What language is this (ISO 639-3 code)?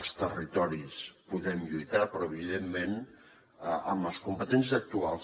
cat